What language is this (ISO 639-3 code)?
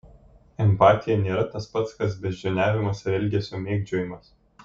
lit